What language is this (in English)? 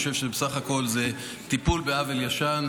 Hebrew